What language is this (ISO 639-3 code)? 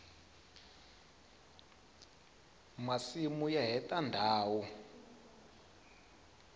tso